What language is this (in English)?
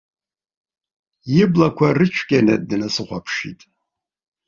Abkhazian